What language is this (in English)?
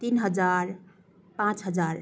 Nepali